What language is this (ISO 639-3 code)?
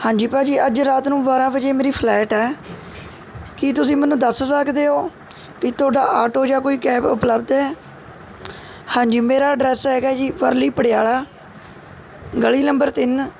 pan